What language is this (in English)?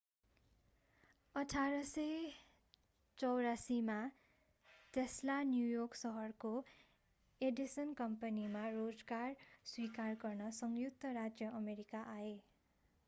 Nepali